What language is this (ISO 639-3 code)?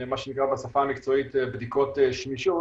heb